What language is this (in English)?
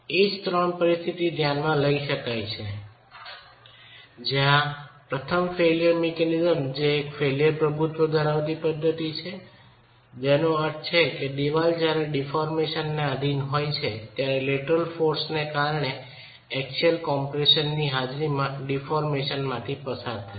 Gujarati